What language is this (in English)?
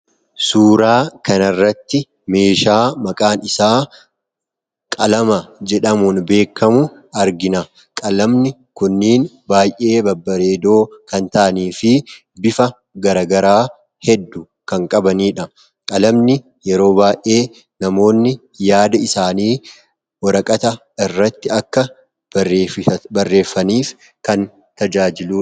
Oromo